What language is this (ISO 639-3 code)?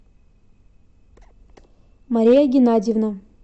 rus